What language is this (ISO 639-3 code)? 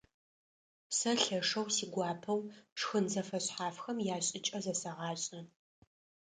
ady